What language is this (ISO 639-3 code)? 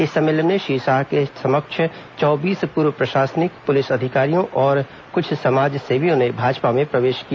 hin